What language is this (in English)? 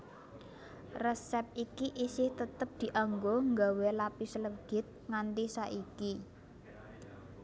Javanese